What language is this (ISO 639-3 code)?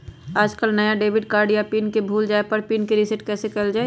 mag